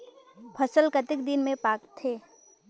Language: Chhattisgarhi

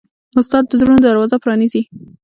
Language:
Pashto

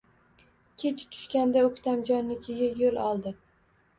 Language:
Uzbek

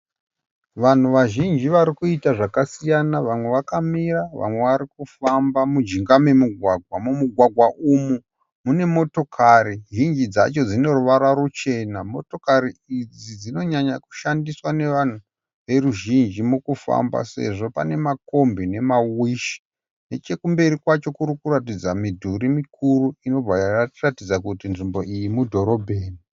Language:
Shona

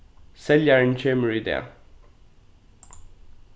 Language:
Faroese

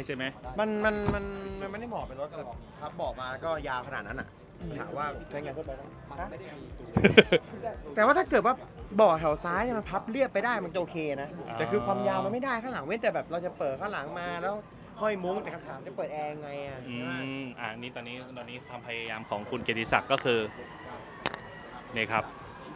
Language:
Thai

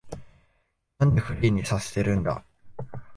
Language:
Japanese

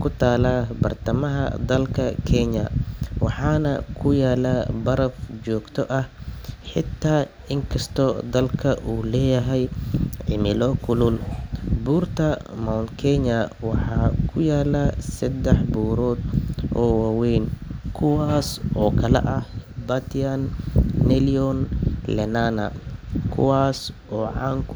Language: Somali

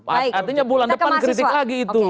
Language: Indonesian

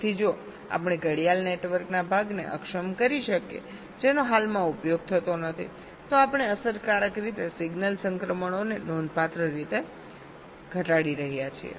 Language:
Gujarati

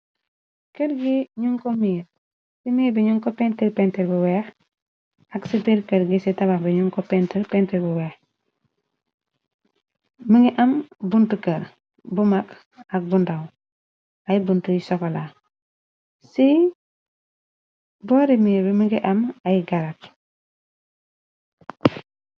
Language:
Wolof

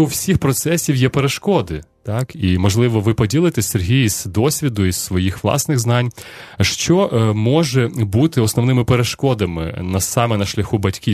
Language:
Ukrainian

